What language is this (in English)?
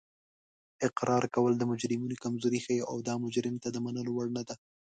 Pashto